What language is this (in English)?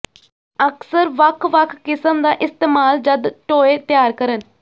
Punjabi